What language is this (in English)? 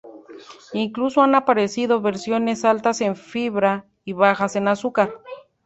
Spanish